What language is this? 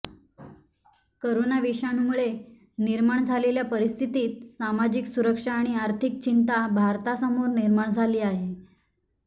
Marathi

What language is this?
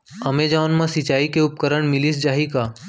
Chhattisgarhi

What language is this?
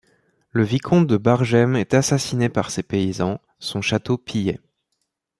French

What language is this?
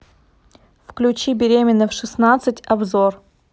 Russian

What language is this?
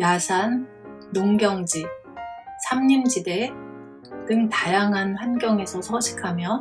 Korean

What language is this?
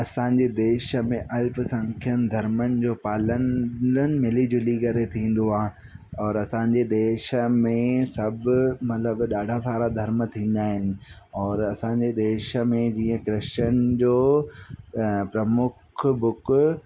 Sindhi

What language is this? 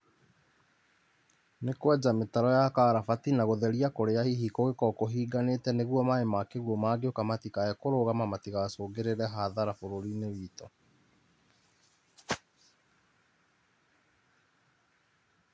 Kikuyu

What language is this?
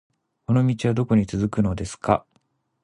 Japanese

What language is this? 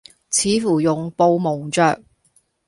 Cantonese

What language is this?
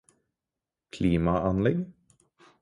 Norwegian Bokmål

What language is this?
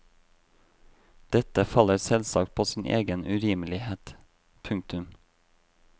Norwegian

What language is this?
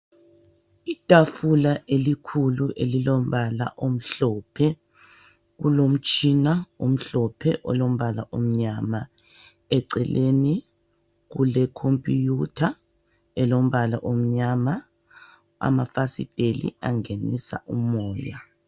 North Ndebele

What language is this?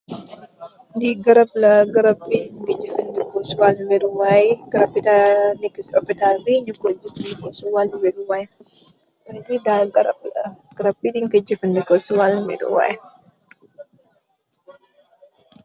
Wolof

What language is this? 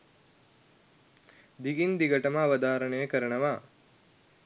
Sinhala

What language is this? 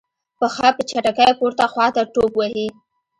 Pashto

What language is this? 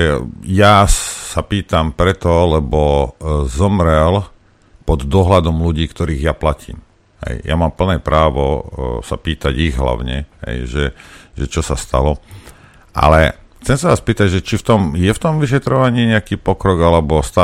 Slovak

